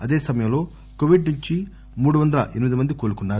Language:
Telugu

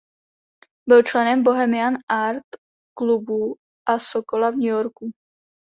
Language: Czech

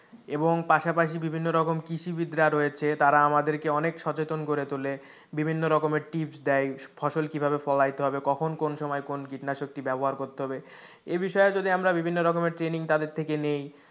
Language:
Bangla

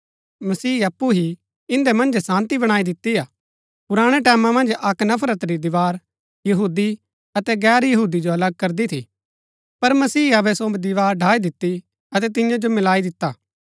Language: Gaddi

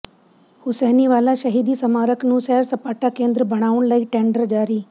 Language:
Punjabi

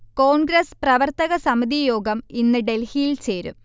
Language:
Malayalam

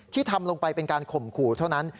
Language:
Thai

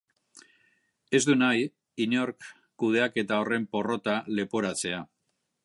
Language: Basque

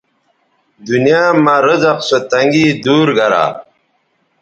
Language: Bateri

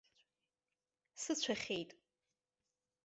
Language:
Abkhazian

